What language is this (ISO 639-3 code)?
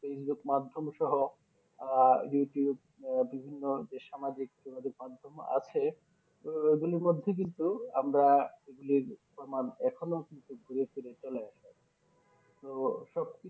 ben